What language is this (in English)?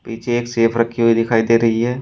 Hindi